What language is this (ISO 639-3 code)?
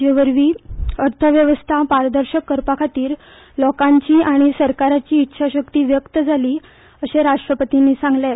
kok